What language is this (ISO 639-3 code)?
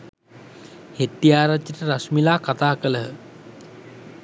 sin